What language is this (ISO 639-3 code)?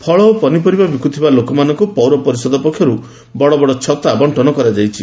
ori